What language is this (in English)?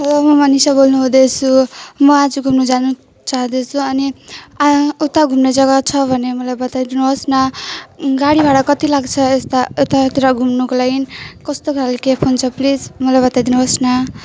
Nepali